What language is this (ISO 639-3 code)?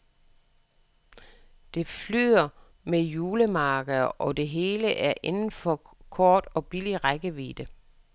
dan